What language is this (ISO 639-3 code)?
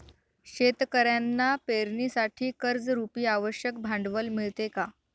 mar